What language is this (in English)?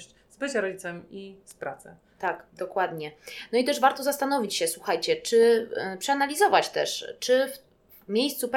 Polish